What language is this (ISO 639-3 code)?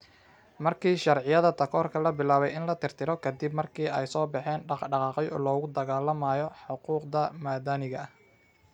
som